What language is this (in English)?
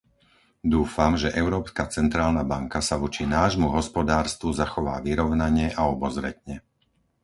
Slovak